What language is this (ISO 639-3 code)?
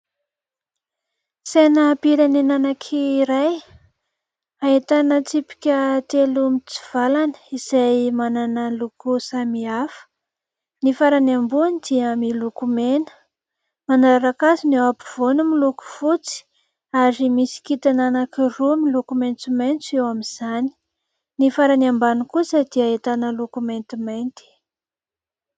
mlg